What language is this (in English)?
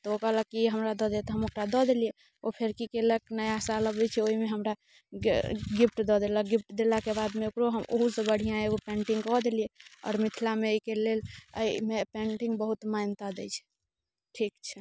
Maithili